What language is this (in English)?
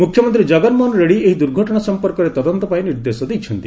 Odia